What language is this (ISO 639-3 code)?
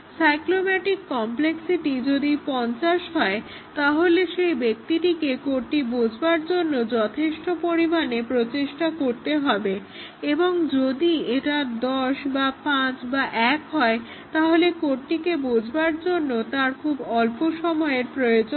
ben